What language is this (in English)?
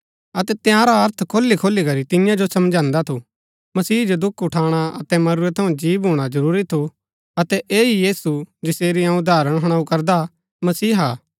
Gaddi